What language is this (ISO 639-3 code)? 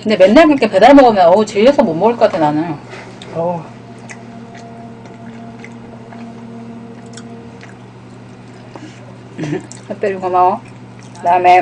kor